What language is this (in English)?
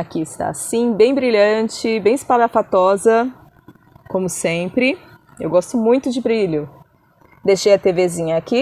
Portuguese